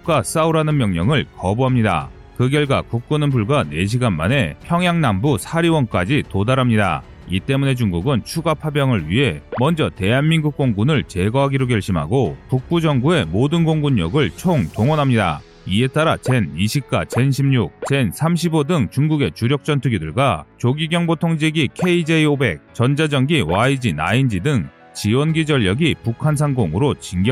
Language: Korean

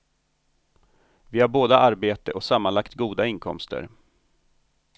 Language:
Swedish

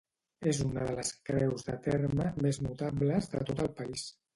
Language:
Catalan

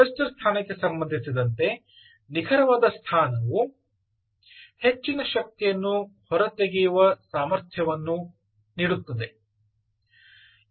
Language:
Kannada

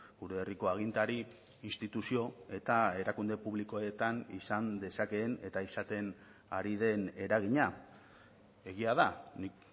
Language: Basque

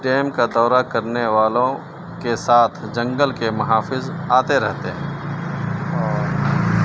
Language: Urdu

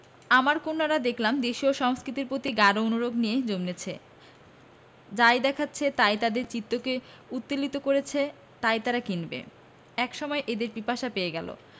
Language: Bangla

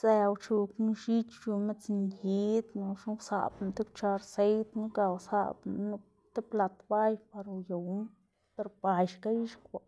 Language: Xanaguía Zapotec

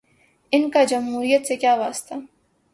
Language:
Urdu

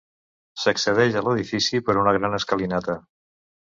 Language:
Catalan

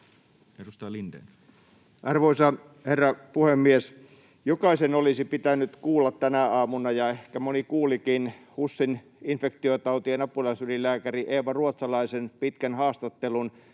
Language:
Finnish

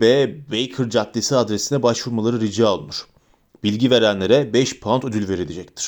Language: Turkish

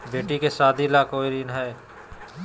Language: Magahi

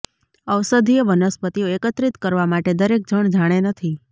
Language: Gujarati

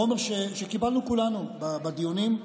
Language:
Hebrew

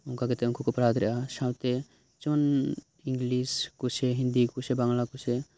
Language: Santali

